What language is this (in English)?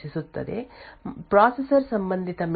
Kannada